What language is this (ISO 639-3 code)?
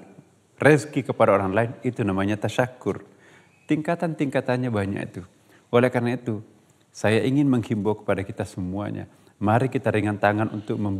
ind